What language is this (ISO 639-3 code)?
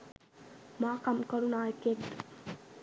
sin